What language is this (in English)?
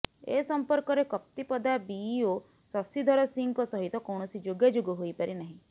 Odia